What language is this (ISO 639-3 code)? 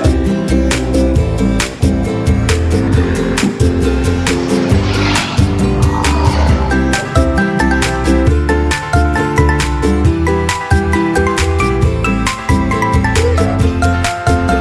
ind